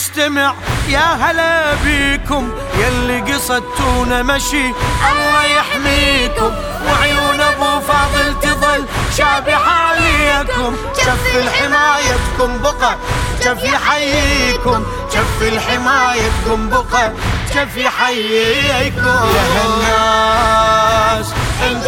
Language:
Arabic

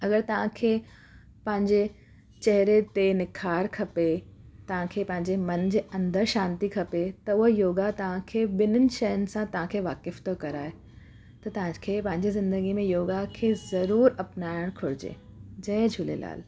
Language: Sindhi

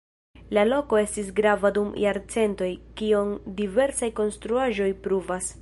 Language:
Esperanto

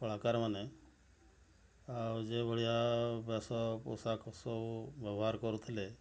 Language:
Odia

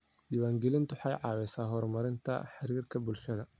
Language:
Somali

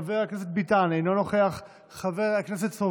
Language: Hebrew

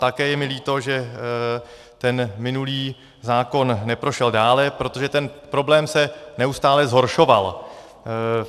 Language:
Czech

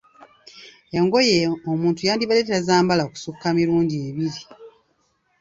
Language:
Ganda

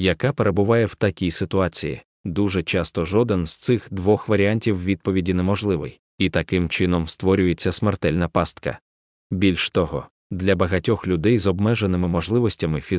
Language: Ukrainian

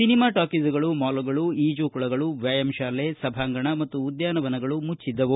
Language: Kannada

